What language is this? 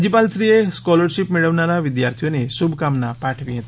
Gujarati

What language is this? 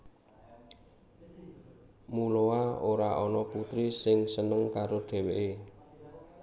Javanese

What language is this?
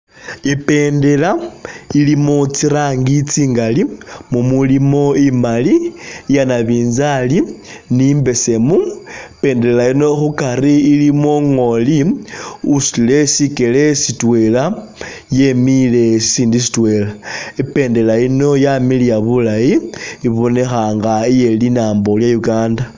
Masaaba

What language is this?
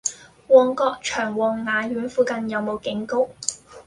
Cantonese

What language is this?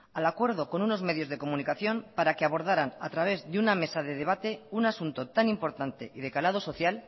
Spanish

